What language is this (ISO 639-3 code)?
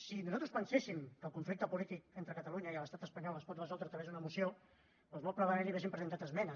cat